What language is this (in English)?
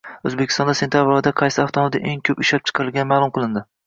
Uzbek